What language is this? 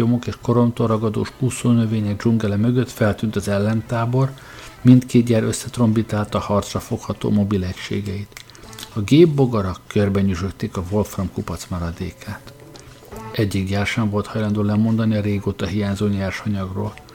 Hungarian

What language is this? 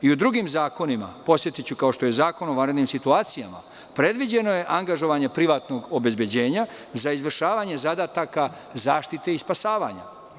Serbian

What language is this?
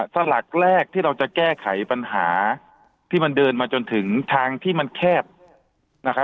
Thai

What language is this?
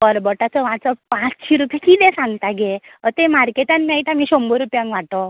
Konkani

